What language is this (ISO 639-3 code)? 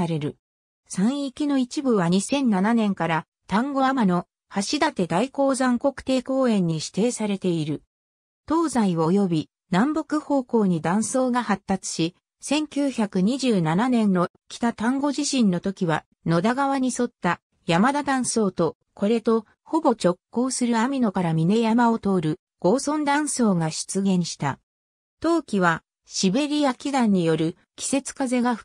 jpn